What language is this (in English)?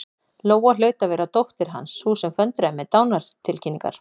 Icelandic